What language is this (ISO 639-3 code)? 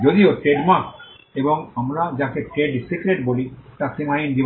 ben